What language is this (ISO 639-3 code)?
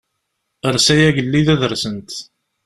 kab